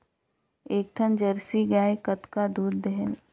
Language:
Chhattisgarhi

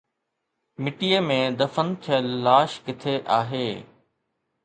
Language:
Sindhi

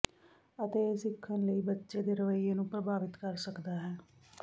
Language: Punjabi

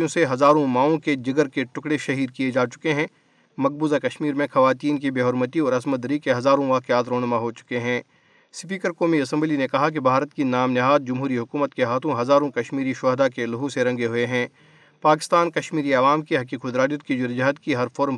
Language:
Urdu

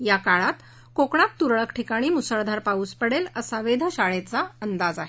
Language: Marathi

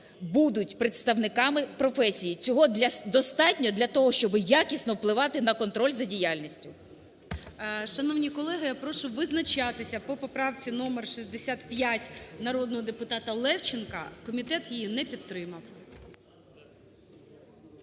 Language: Ukrainian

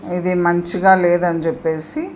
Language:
Telugu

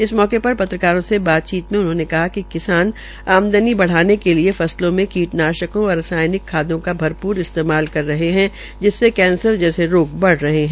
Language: Hindi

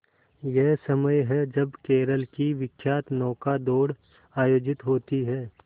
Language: Hindi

